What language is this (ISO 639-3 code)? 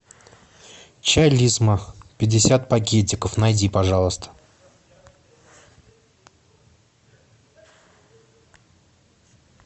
rus